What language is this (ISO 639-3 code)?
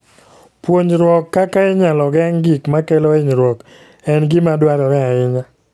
luo